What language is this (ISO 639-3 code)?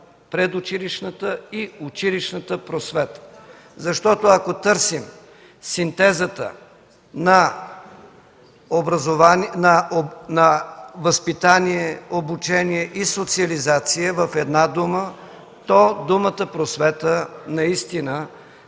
bul